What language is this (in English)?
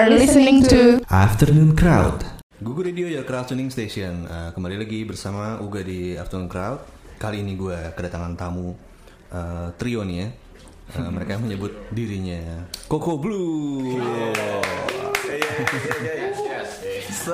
Indonesian